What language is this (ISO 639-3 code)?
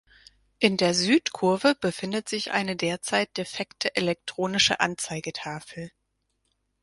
deu